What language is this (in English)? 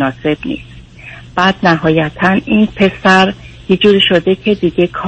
Persian